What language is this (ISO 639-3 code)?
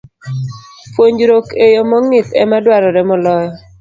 luo